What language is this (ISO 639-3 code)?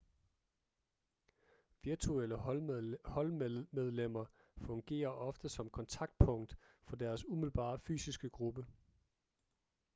dan